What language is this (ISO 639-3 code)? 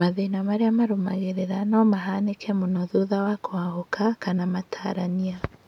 kik